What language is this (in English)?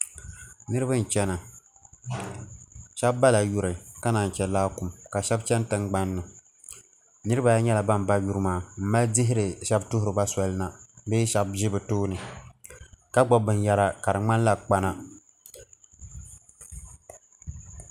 Dagbani